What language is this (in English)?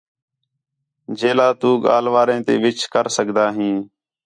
Khetrani